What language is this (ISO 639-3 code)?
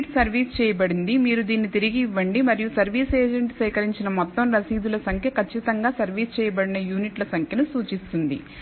tel